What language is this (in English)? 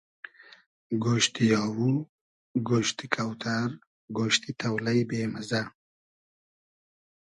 Hazaragi